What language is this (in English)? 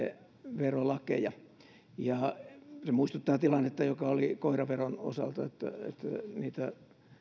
Finnish